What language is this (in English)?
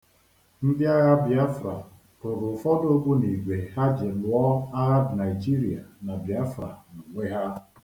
Igbo